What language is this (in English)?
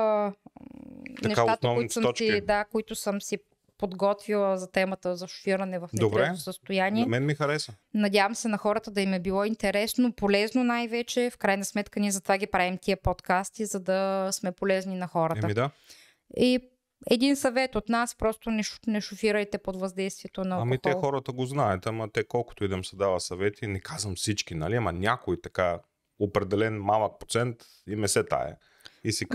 Bulgarian